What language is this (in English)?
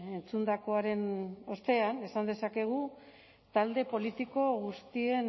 Basque